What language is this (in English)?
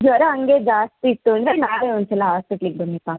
Kannada